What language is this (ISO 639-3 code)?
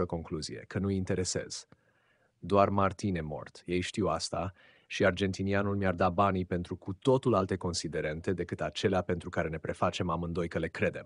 ron